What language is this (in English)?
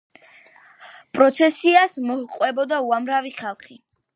Georgian